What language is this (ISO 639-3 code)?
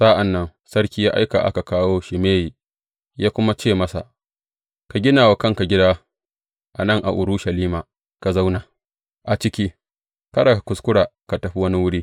hau